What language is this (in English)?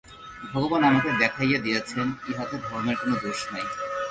Bangla